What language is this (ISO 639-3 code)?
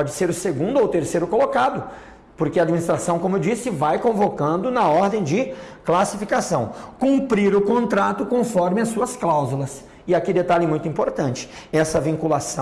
por